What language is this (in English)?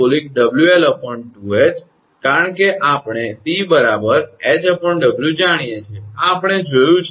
Gujarati